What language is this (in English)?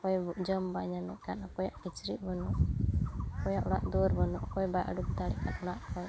Santali